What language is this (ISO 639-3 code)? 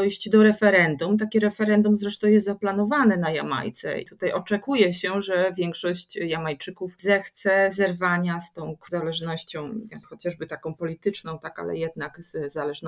pol